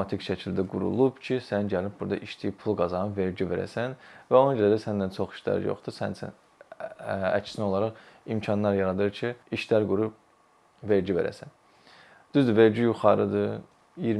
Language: Turkish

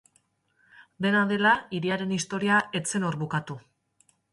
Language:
Basque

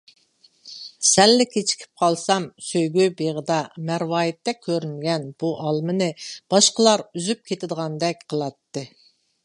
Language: Uyghur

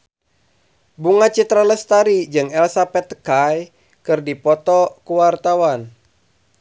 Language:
Sundanese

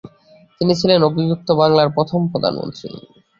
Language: Bangla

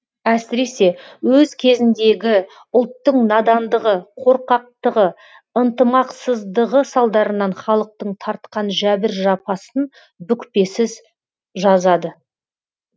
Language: Kazakh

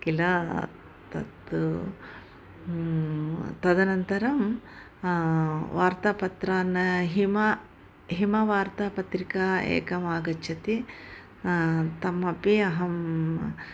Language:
Sanskrit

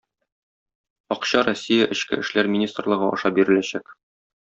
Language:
Tatar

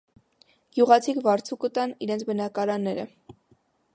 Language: Armenian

